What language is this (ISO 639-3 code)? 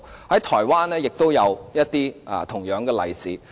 yue